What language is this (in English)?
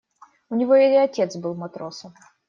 Russian